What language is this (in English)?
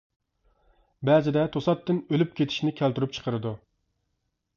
Uyghur